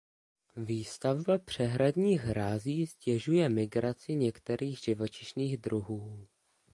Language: Czech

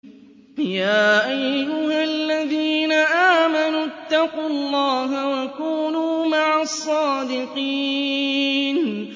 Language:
Arabic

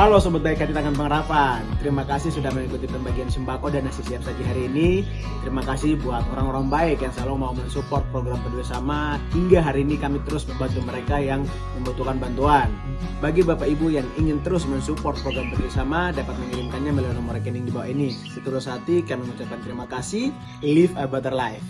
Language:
Indonesian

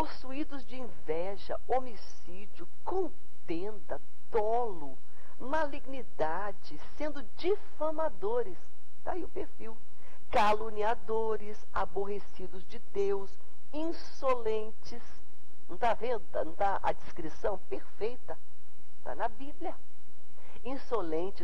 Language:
Portuguese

